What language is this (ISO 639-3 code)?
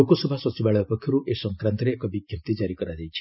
ori